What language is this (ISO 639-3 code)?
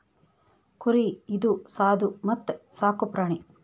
kan